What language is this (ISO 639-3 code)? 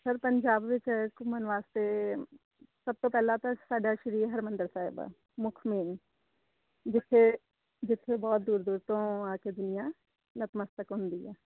pan